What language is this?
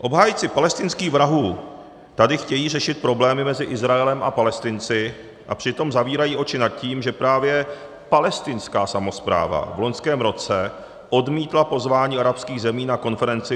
Czech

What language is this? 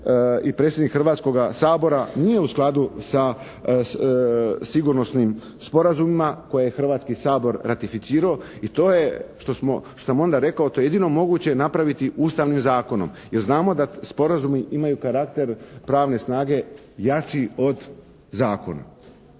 Croatian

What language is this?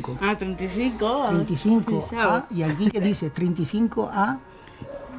Spanish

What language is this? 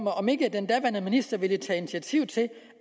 Danish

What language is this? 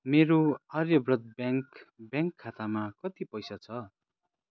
Nepali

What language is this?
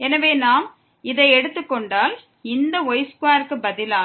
Tamil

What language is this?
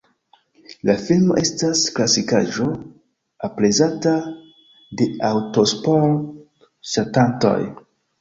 Esperanto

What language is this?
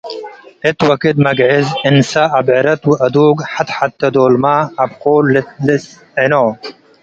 Tigre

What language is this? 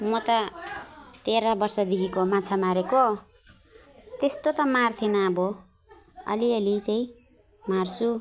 Nepali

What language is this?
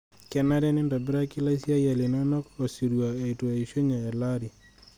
Masai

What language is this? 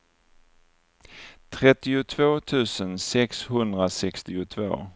Swedish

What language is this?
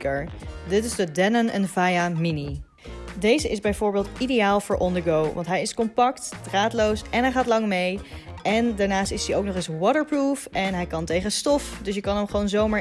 Dutch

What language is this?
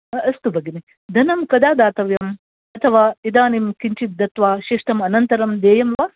Sanskrit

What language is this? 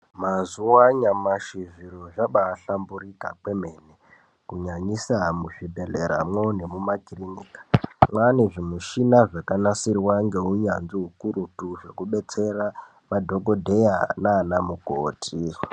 Ndau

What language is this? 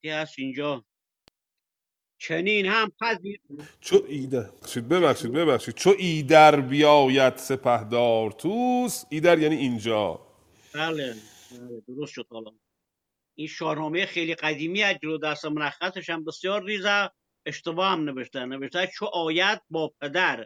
Persian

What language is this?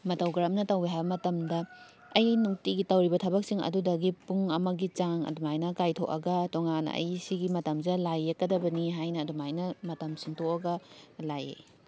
Manipuri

